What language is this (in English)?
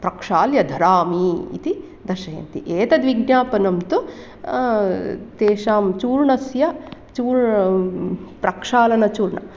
Sanskrit